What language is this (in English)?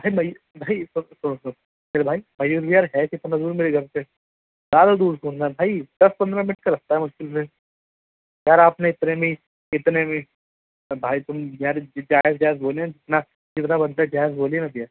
Urdu